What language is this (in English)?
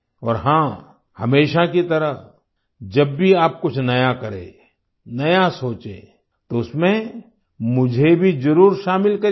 Hindi